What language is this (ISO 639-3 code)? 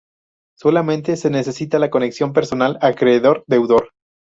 spa